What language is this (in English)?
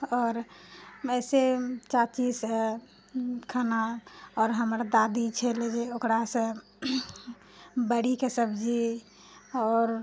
Maithili